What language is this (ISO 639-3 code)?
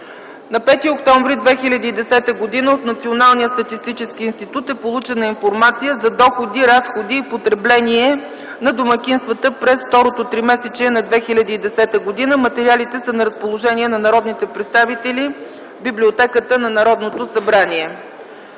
bul